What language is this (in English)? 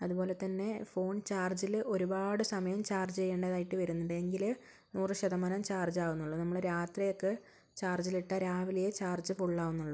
Malayalam